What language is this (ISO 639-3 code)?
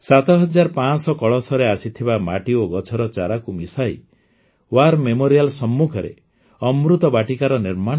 ori